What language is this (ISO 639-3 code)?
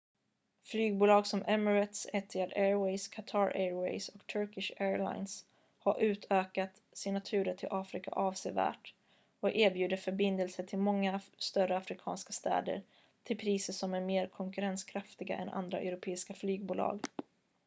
swe